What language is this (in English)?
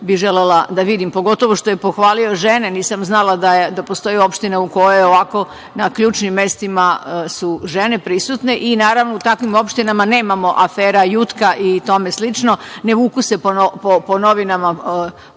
Serbian